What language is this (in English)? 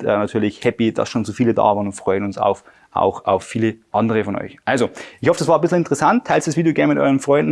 German